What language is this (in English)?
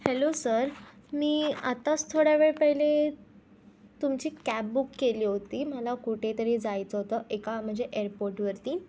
Marathi